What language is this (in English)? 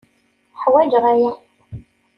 Kabyle